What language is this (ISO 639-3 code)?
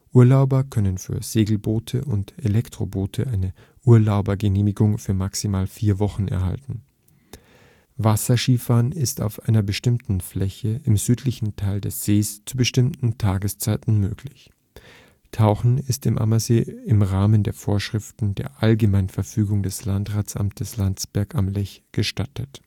deu